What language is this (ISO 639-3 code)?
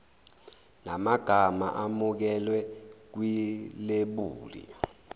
zul